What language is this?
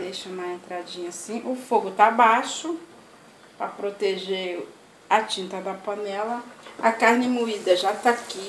Portuguese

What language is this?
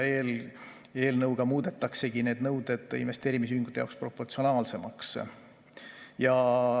Estonian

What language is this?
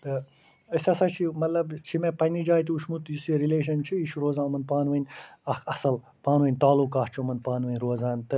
Kashmiri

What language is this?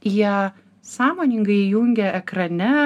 Lithuanian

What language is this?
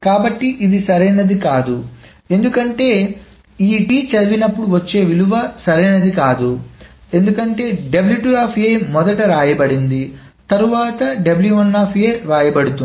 Telugu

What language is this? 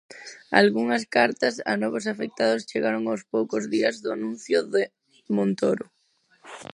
Galician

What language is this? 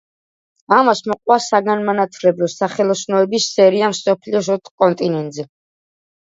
Georgian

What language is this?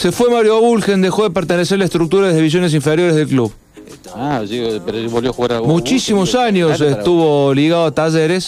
Spanish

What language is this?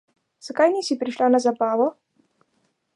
Slovenian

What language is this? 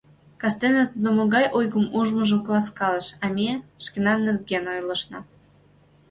Mari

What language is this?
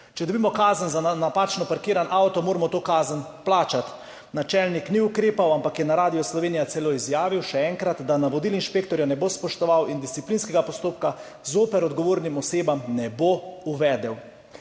Slovenian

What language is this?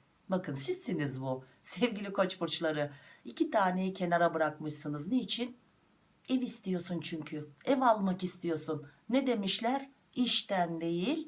Turkish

